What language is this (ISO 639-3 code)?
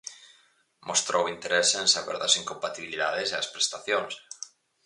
glg